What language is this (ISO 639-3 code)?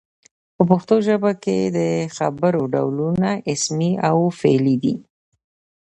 pus